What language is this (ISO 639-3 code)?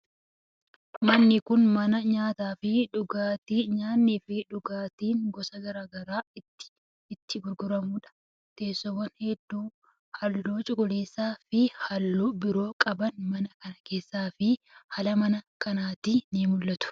orm